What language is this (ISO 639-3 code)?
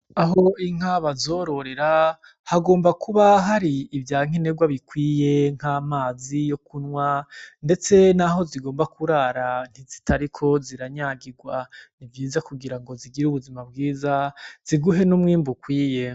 run